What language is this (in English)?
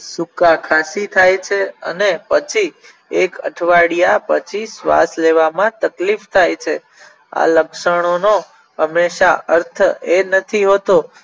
Gujarati